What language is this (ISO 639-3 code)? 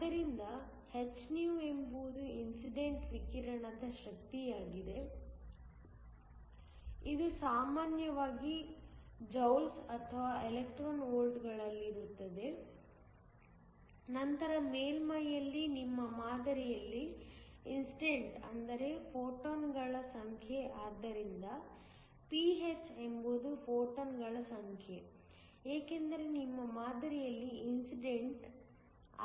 kan